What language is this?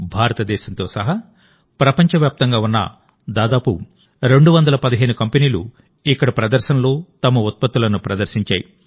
Telugu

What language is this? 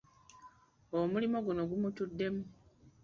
Ganda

